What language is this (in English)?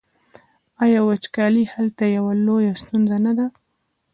Pashto